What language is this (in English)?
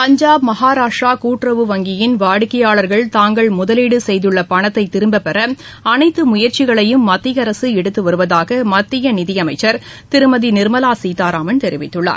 Tamil